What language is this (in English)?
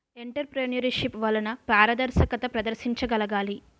Telugu